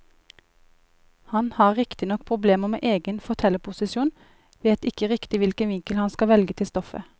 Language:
Norwegian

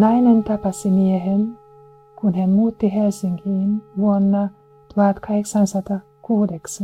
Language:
Finnish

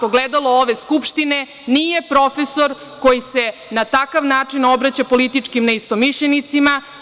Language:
Serbian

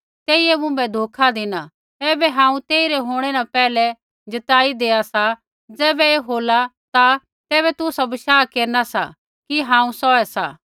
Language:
Kullu Pahari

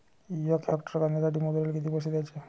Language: Marathi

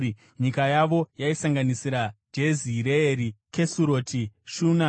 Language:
Shona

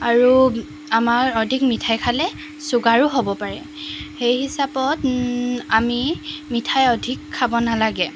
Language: Assamese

